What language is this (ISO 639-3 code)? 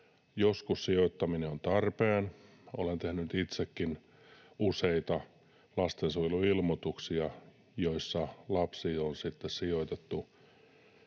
fin